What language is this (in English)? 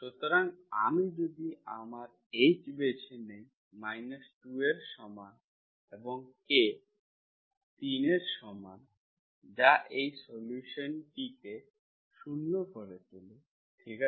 Bangla